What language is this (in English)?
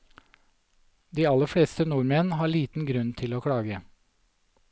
Norwegian